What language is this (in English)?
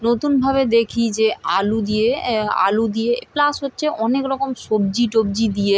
Bangla